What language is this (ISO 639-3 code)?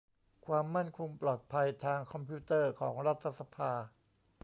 tha